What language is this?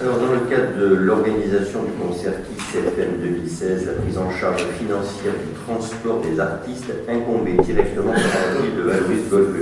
French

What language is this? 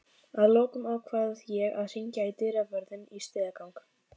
Icelandic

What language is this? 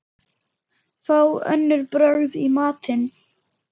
Icelandic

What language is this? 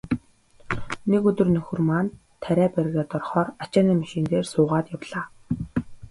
Mongolian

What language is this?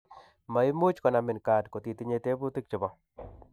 Kalenjin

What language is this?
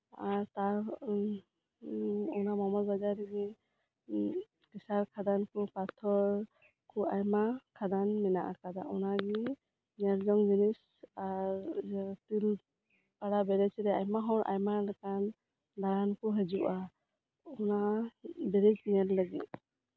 Santali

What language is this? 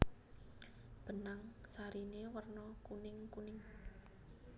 Javanese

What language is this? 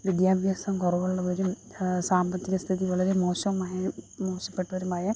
Malayalam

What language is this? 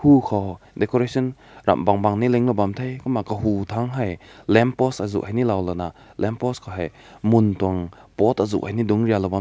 Rongmei Naga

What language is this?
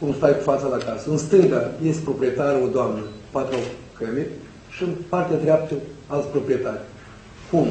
Romanian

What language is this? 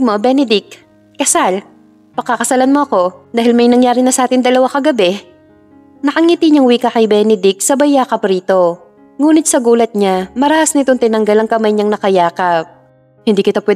Filipino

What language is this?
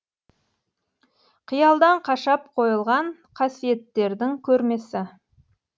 Kazakh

